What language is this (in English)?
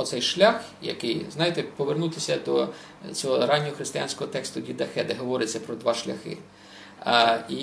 Ukrainian